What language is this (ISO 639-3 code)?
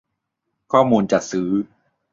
tha